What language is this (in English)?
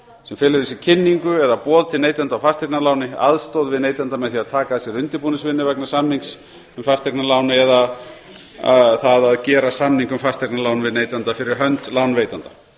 Icelandic